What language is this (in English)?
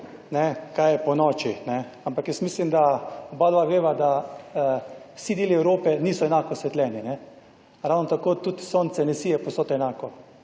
Slovenian